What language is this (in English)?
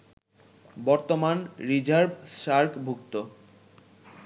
Bangla